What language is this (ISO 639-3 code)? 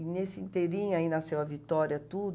por